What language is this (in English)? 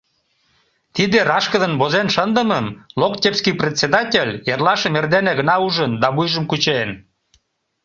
Mari